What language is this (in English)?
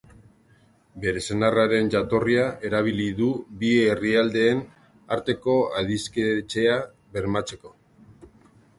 Basque